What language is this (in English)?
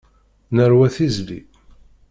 Kabyle